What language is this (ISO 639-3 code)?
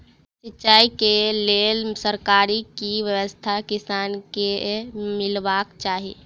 mai